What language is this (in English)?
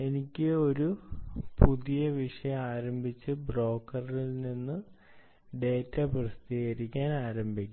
Malayalam